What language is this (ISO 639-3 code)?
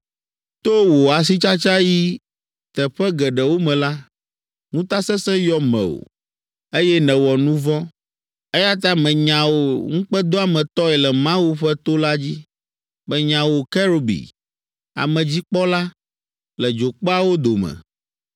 ewe